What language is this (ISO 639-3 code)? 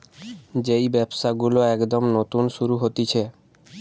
ben